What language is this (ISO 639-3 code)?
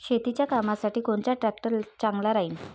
mar